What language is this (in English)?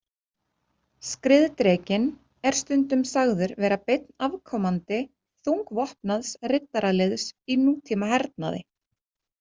Icelandic